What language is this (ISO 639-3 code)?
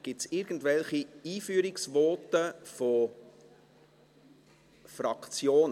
gsw